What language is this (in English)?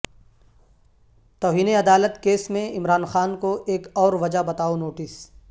Urdu